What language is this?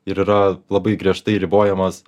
Lithuanian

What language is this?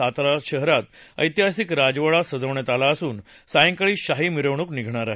Marathi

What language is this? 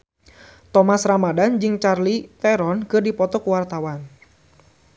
Sundanese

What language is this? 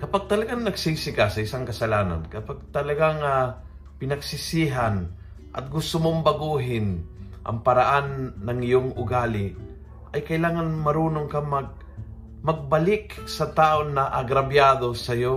Filipino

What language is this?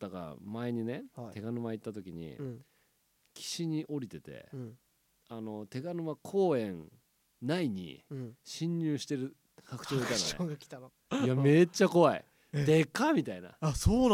Japanese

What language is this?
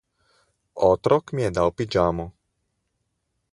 Slovenian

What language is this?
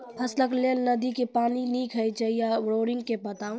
Maithili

